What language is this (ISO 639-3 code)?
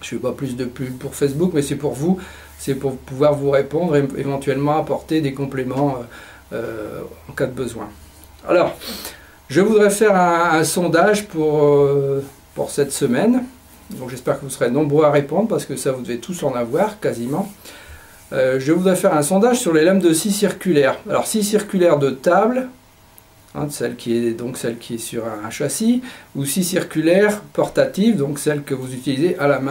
fra